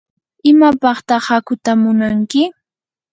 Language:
Yanahuanca Pasco Quechua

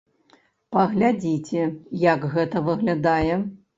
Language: Belarusian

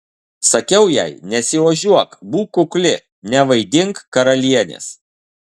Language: Lithuanian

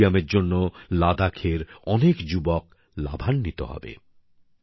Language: Bangla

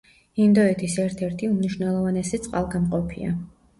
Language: Georgian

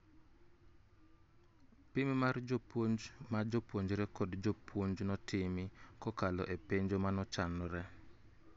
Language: Luo (Kenya and Tanzania)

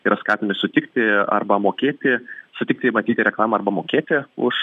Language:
Lithuanian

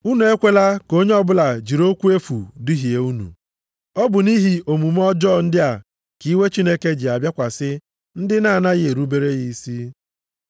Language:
Igbo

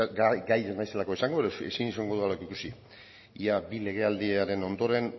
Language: Basque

